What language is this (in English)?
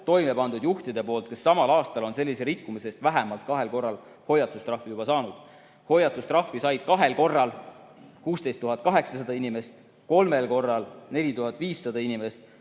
Estonian